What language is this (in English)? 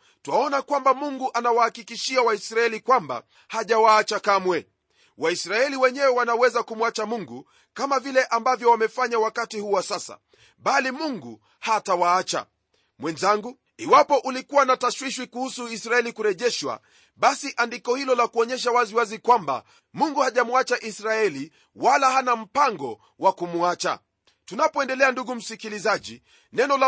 Swahili